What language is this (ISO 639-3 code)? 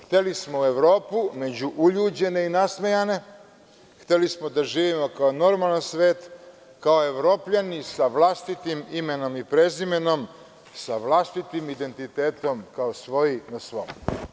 srp